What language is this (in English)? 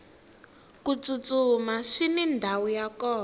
Tsonga